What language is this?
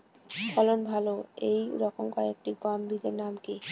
Bangla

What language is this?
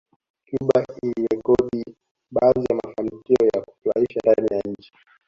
Swahili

